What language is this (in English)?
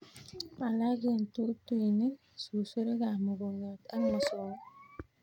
Kalenjin